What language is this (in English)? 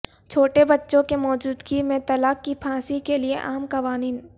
Urdu